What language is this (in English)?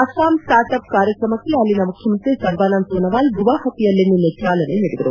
Kannada